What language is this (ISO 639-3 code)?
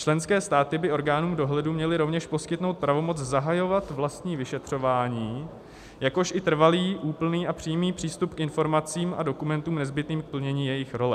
ces